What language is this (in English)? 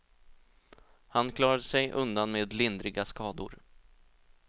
Swedish